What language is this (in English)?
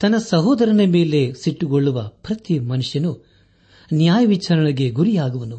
Kannada